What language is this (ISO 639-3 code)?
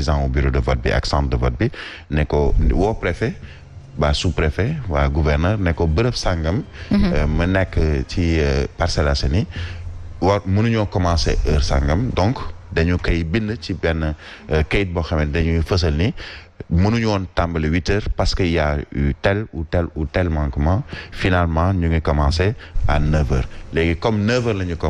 fra